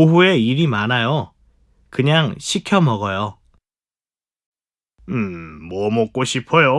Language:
Korean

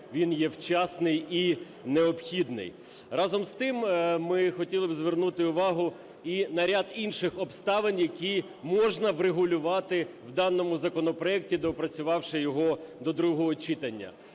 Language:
Ukrainian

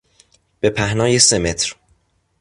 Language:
Persian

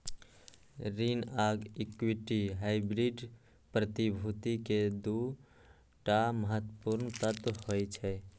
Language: Maithili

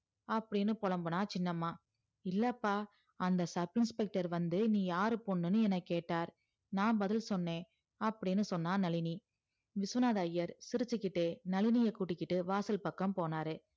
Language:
Tamil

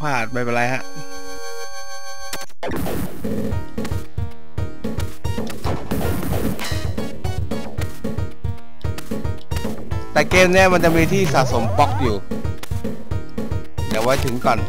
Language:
Thai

